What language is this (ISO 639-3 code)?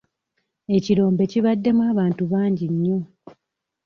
lug